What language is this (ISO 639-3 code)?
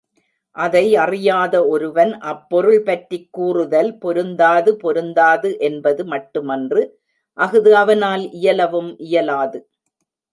tam